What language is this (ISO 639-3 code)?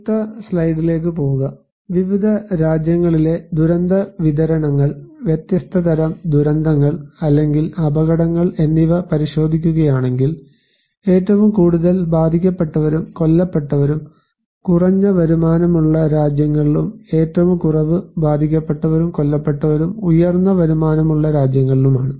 mal